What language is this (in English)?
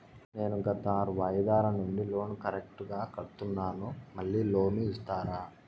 Telugu